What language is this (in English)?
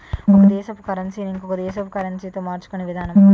Telugu